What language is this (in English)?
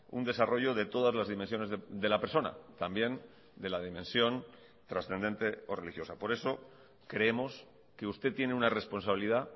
Spanish